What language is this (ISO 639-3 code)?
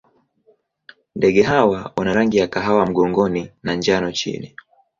swa